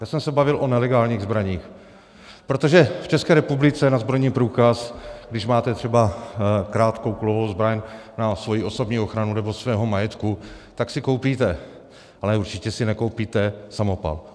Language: Czech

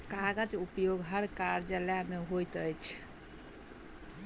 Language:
Maithili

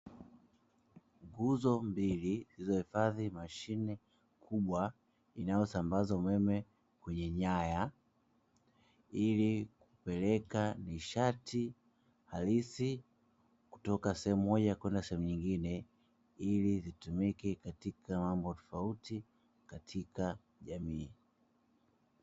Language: Swahili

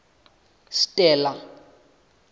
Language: Southern Sotho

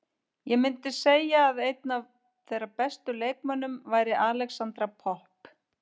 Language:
Icelandic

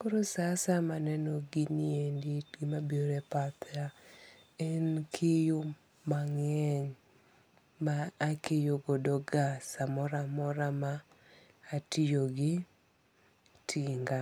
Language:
Luo (Kenya and Tanzania)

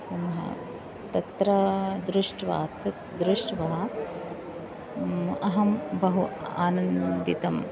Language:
Sanskrit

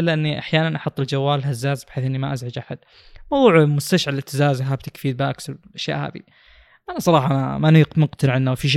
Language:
Arabic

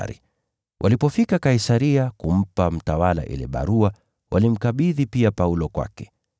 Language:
Swahili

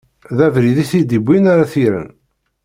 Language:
Kabyle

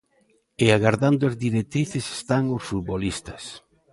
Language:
Galician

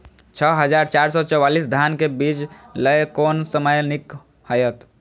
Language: Maithili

